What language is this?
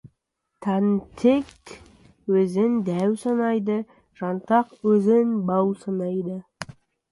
Kazakh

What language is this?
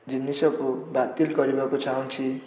Odia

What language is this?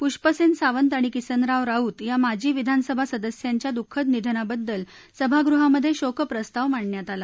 Marathi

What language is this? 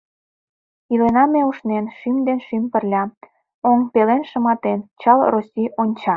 Mari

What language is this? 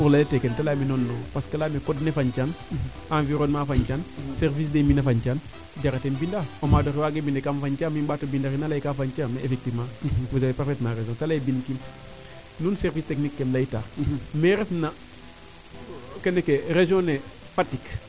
Serer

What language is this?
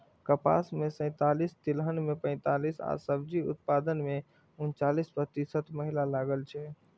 Maithili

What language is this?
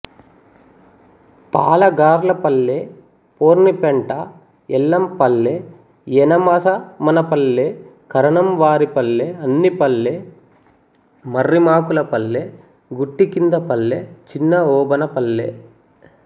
Telugu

